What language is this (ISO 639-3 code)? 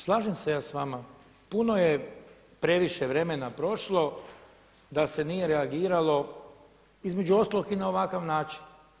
hrv